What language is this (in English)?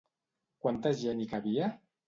Catalan